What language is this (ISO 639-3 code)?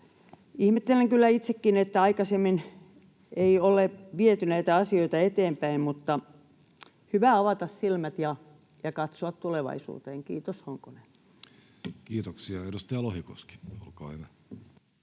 fin